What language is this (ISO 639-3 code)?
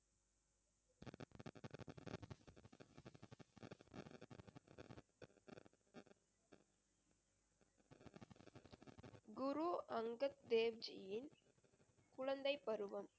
tam